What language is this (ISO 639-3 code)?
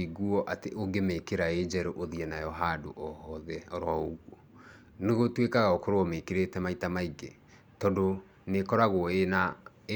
kik